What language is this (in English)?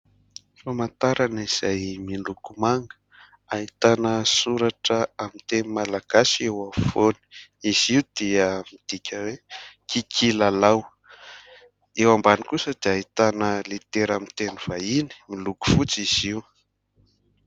Malagasy